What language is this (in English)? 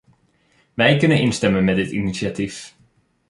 Dutch